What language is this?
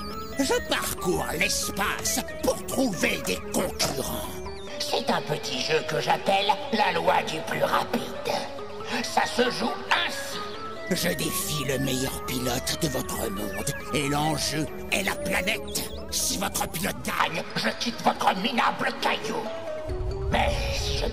French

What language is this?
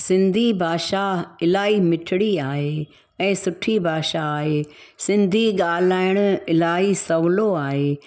Sindhi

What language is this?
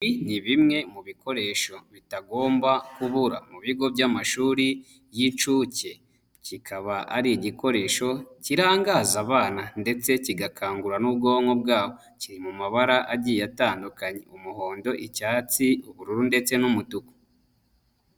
Kinyarwanda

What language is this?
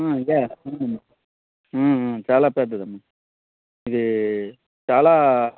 Telugu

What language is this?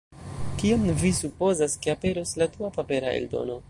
Esperanto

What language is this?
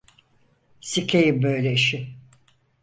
Turkish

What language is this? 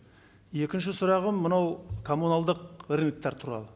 Kazakh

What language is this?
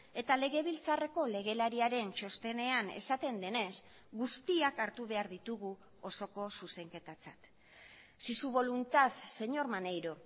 Basque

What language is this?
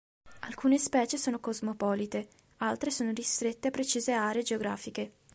Italian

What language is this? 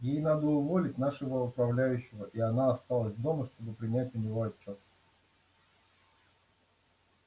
Russian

